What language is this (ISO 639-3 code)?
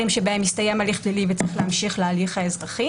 heb